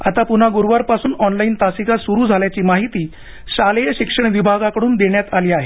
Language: Marathi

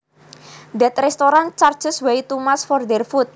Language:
Javanese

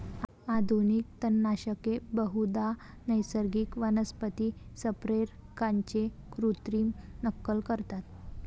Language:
Marathi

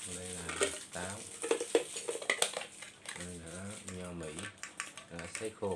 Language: Vietnamese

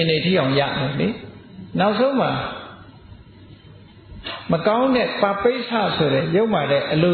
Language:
Vietnamese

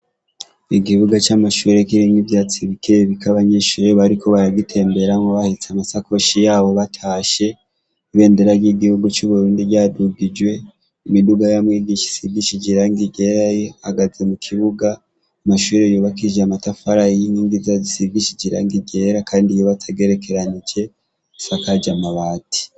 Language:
Rundi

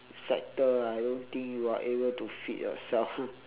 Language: English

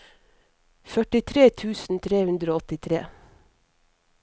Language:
Norwegian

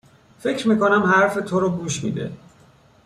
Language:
Persian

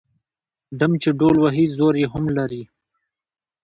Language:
Pashto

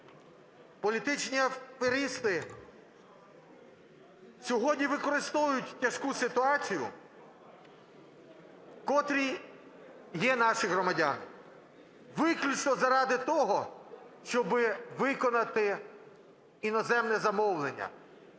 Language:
Ukrainian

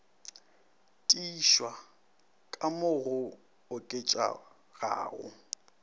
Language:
Northern Sotho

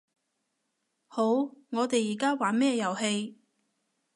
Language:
Cantonese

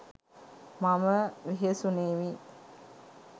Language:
Sinhala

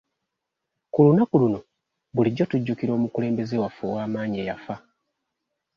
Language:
Ganda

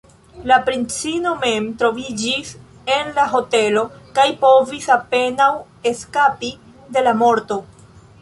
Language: Esperanto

